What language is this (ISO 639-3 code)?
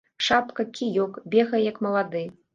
bel